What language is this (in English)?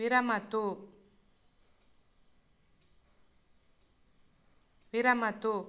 Sanskrit